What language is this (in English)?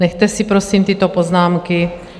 Czech